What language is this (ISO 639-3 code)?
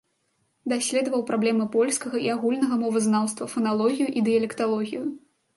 bel